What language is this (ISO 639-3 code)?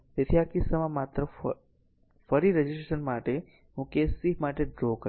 guj